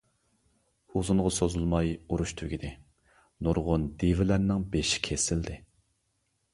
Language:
Uyghur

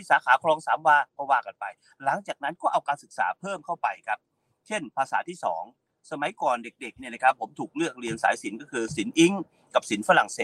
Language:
Thai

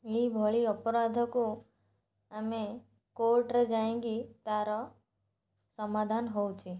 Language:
Odia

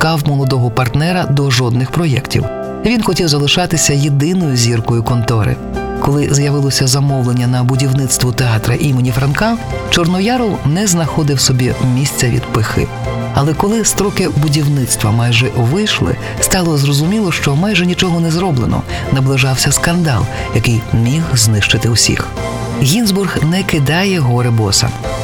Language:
Ukrainian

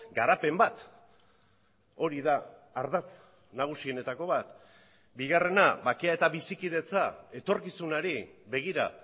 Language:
Basque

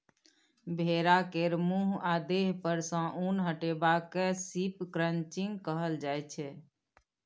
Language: Maithili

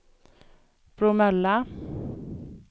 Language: Swedish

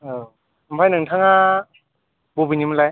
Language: Bodo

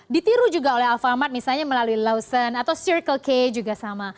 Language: Indonesian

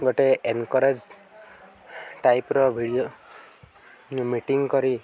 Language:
Odia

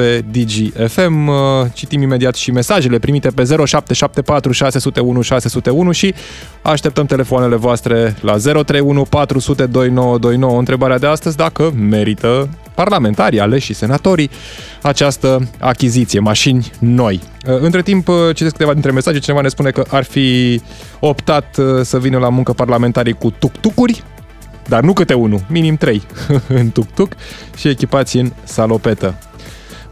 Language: Romanian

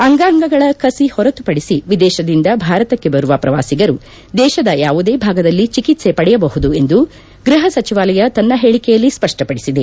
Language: Kannada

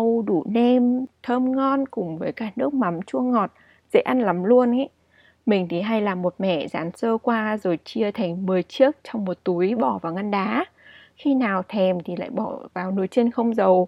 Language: Vietnamese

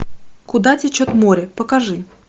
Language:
Russian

